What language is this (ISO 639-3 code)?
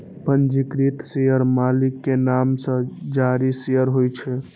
mai